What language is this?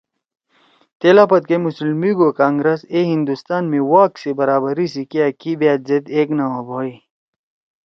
Torwali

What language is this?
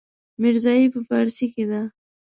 Pashto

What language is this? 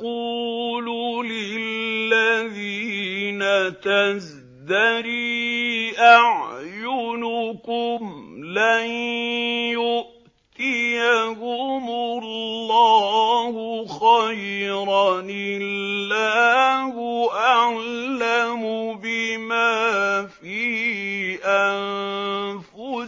Arabic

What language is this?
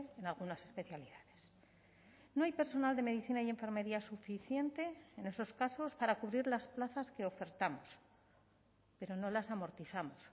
Spanish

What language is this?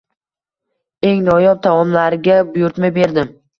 Uzbek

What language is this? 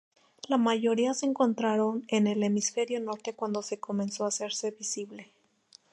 Spanish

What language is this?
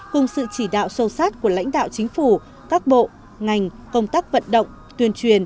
Vietnamese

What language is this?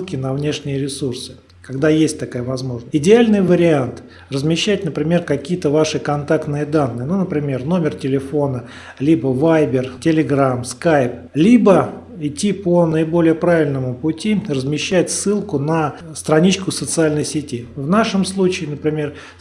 Russian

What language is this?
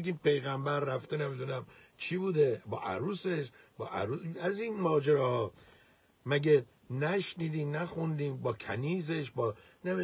Persian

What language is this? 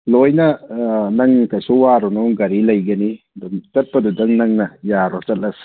Manipuri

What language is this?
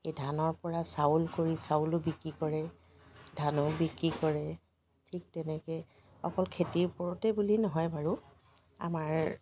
Assamese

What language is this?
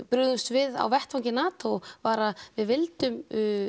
Icelandic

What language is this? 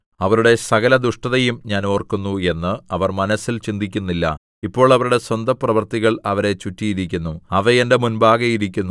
Malayalam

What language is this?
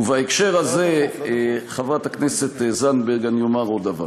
Hebrew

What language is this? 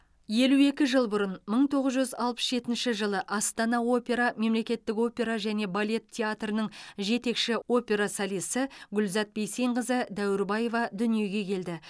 Kazakh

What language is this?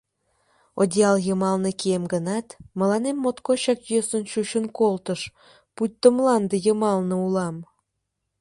Mari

